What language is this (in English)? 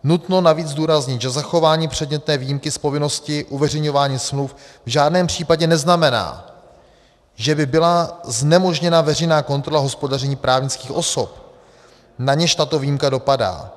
Czech